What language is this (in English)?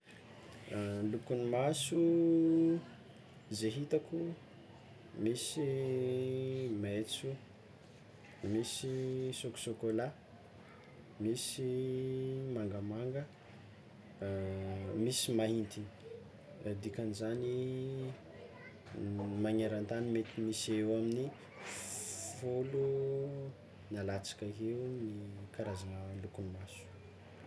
Tsimihety Malagasy